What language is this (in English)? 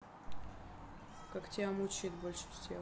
Russian